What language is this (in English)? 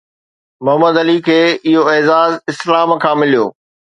Sindhi